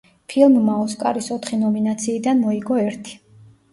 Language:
Georgian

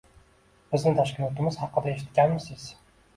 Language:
Uzbek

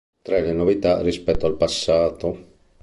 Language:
Italian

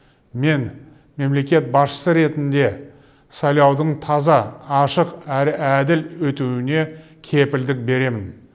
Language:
Kazakh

